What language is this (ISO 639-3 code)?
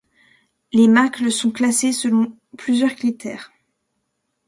fra